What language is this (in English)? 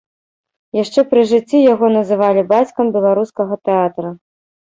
Belarusian